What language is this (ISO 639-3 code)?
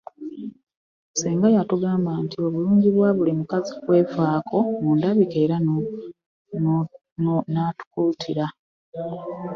lug